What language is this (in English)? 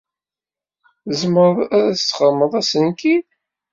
Kabyle